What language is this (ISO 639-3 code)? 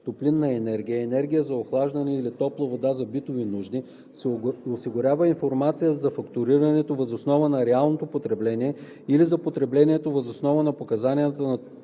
bul